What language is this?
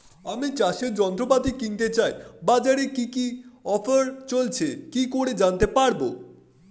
Bangla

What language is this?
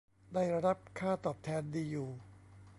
Thai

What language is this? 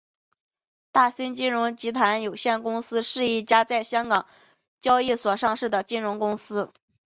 Chinese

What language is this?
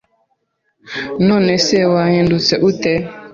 Kinyarwanda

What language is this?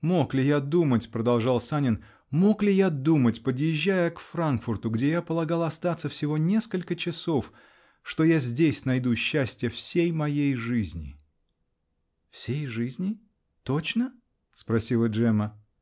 Russian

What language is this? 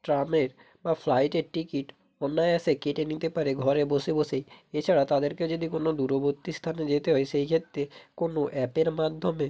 Bangla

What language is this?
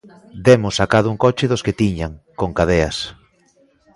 Galician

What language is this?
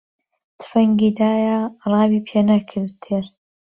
Central Kurdish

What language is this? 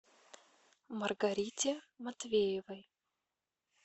Russian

